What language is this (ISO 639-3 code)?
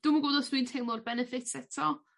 cym